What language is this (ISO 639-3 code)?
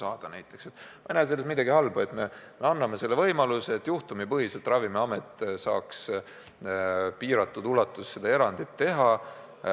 est